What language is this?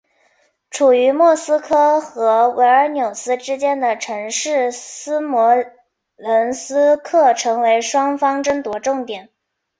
Chinese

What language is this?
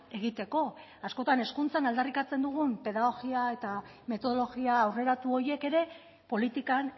Basque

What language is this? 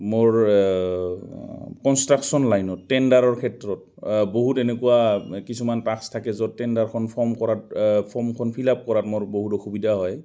Assamese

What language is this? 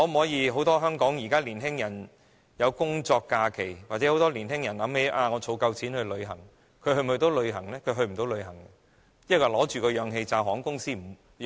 Cantonese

